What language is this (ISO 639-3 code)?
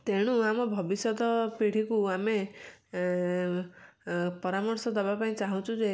ori